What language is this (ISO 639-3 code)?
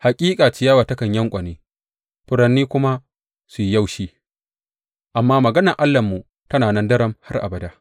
hau